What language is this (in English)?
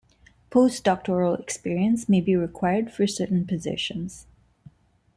English